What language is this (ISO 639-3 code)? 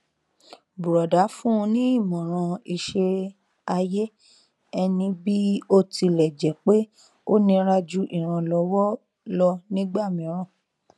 yor